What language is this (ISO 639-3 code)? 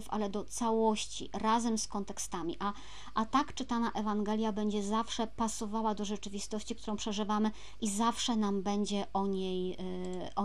pol